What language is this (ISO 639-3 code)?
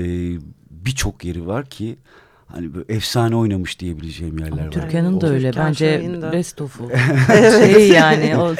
tur